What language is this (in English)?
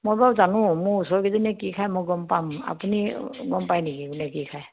Assamese